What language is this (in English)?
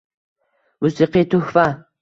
Uzbek